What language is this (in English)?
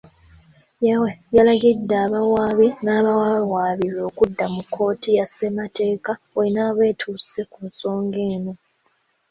Ganda